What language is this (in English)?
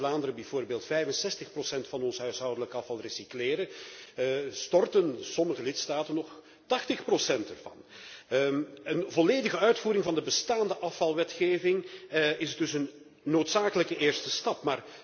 Dutch